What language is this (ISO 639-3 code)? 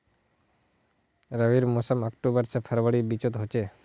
mag